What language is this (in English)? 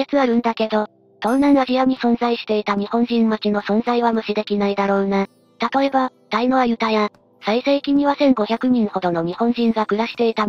Japanese